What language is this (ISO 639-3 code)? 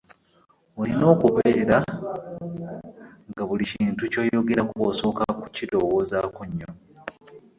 lug